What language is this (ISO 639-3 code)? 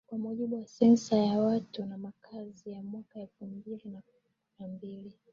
swa